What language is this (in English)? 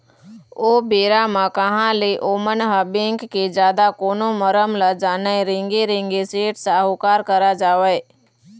Chhattisgarhi